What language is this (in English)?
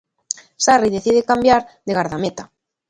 Galician